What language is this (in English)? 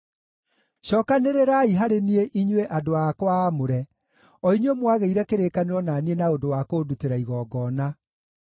Kikuyu